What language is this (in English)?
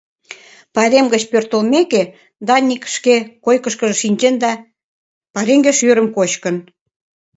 Mari